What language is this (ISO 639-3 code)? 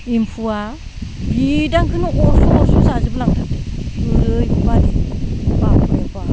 brx